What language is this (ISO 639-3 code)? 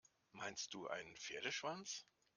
deu